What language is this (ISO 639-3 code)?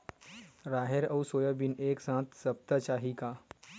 hne